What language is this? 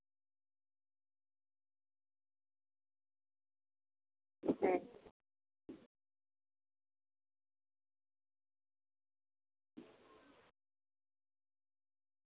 Santali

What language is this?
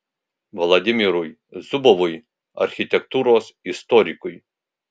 Lithuanian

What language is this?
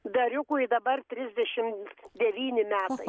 Lithuanian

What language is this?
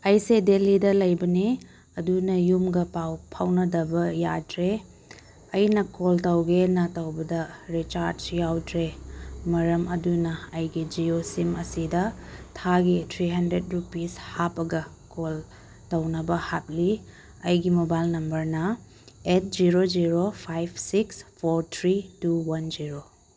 Manipuri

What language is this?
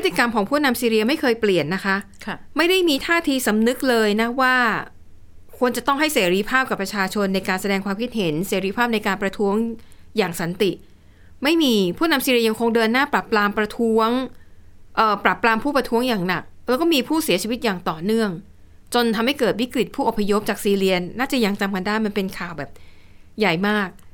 Thai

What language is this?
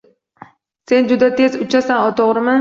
Uzbek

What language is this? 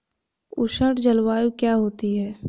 Hindi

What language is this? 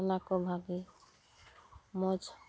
Santali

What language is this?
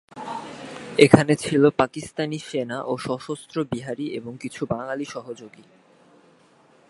Bangla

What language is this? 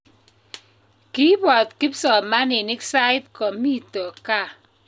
Kalenjin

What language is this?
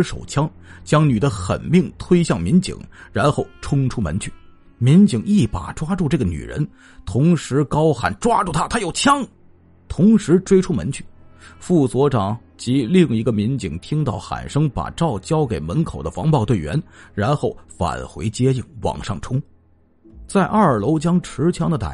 Chinese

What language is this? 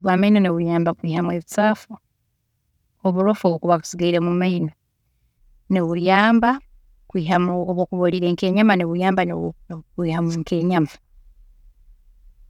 Tooro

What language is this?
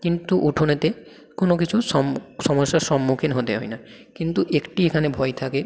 Bangla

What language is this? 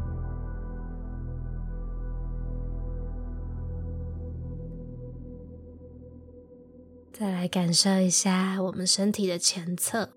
Chinese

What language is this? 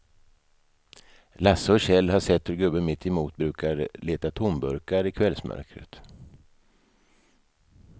Swedish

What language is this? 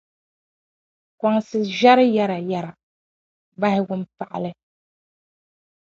Dagbani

